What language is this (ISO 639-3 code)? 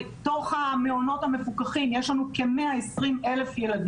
heb